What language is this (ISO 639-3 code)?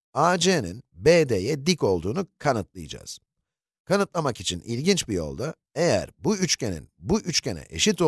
tur